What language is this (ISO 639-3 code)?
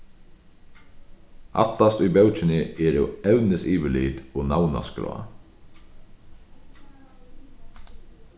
fao